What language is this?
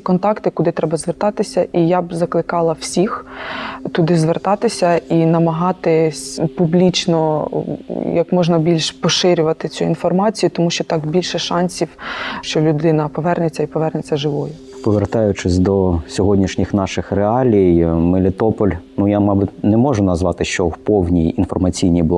Ukrainian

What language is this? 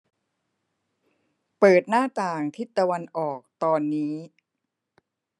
Thai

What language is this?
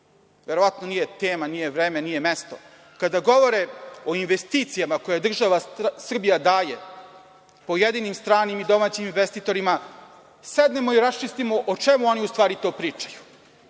Serbian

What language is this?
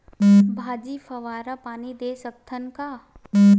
Chhattisgarhi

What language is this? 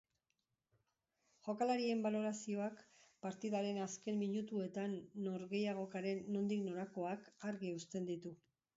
Basque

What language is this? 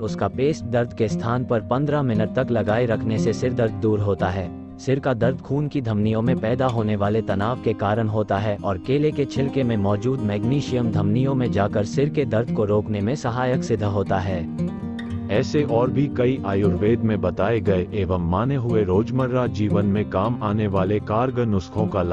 Hindi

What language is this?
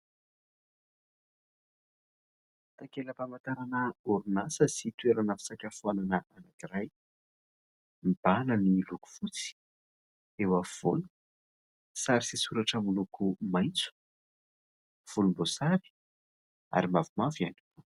Malagasy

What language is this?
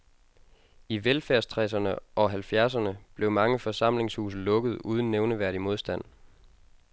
Danish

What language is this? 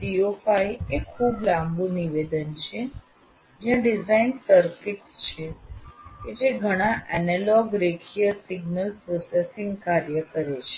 Gujarati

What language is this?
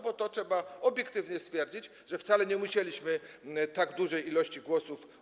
Polish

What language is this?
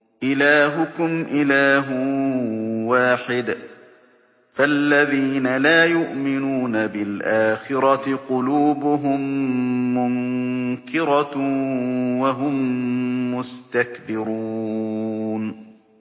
Arabic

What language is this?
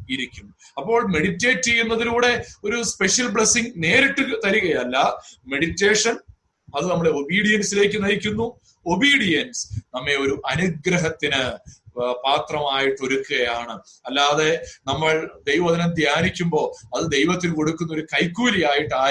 Malayalam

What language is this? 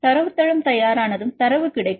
Tamil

